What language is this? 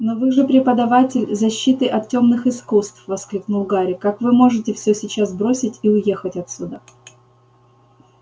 Russian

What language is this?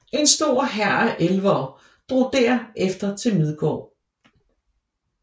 Danish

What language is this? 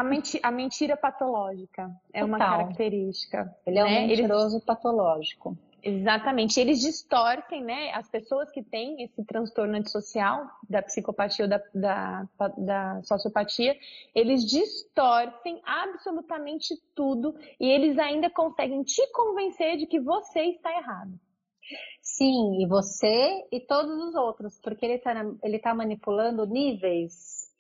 Portuguese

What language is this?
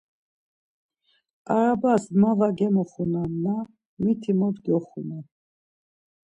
Laz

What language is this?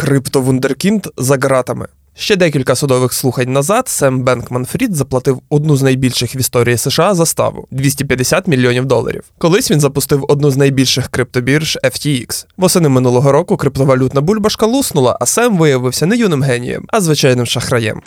Ukrainian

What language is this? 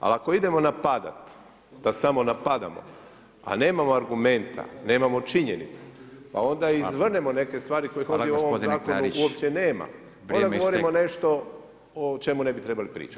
Croatian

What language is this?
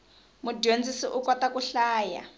Tsonga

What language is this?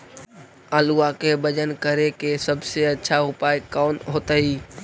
Magahi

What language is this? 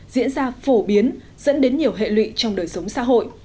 Vietnamese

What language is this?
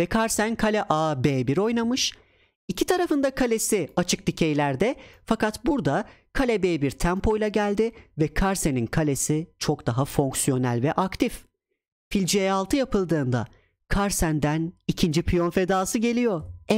Turkish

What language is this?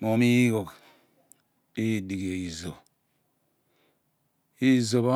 Abua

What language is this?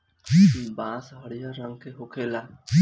Bhojpuri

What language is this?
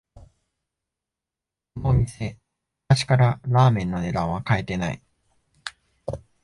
Japanese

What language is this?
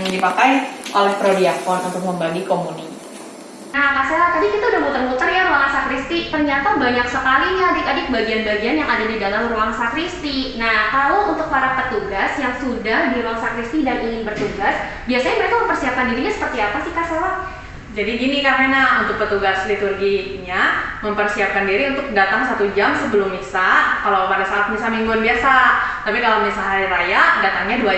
Indonesian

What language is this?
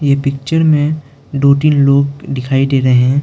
Hindi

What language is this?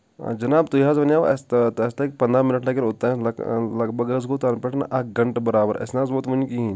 Kashmiri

